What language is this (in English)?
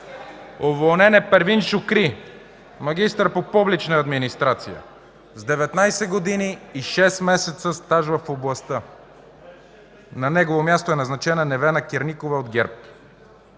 Bulgarian